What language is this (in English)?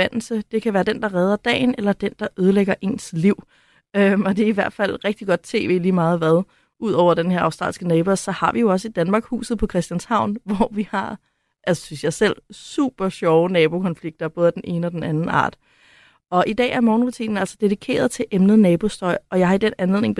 Danish